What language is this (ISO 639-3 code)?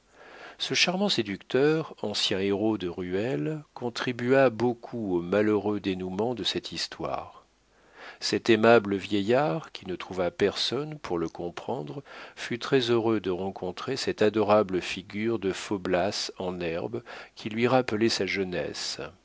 fra